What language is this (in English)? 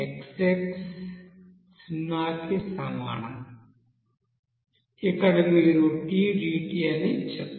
Telugu